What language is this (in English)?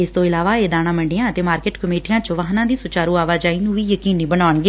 Punjabi